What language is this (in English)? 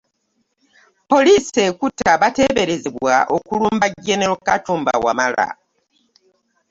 Ganda